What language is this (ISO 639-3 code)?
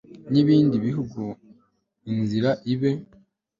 kin